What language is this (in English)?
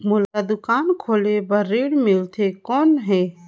Chhattisgarhi